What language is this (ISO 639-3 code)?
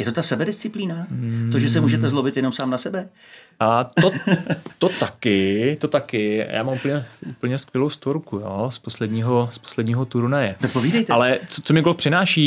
ces